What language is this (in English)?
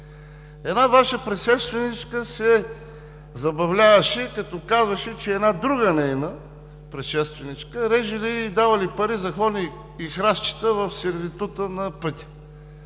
Bulgarian